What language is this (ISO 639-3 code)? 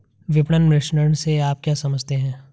hin